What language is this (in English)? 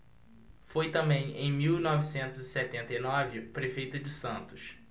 Portuguese